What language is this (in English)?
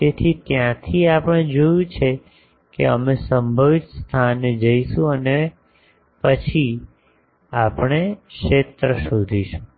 Gujarati